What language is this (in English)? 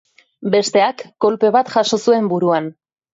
Basque